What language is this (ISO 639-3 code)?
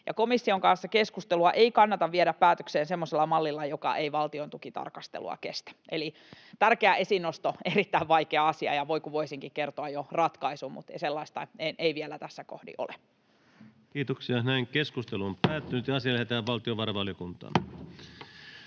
fin